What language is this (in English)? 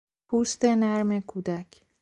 Persian